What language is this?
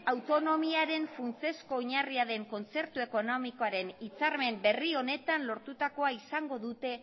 Basque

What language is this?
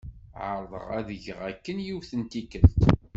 Kabyle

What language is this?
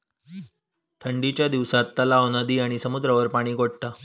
Marathi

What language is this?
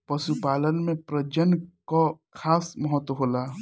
Bhojpuri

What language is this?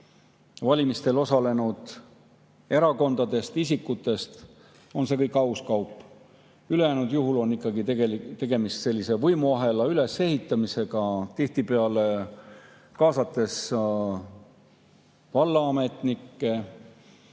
Estonian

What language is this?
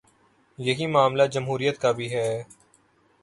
Urdu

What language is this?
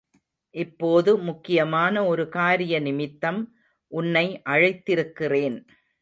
Tamil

